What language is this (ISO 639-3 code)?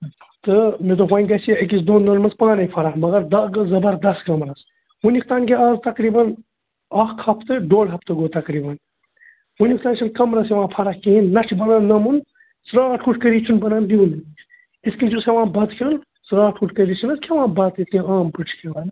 kas